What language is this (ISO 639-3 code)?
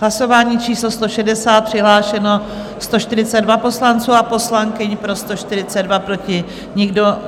ces